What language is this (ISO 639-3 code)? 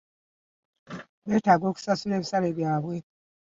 lug